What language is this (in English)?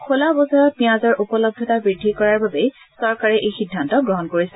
Assamese